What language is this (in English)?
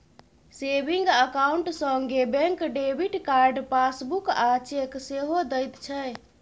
Maithili